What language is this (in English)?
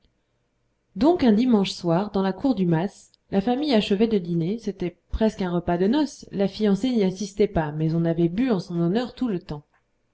French